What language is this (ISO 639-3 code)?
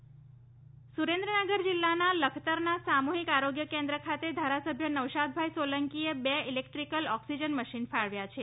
guj